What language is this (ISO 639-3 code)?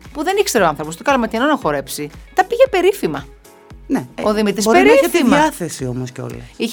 ell